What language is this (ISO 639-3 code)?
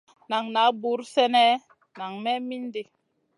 mcn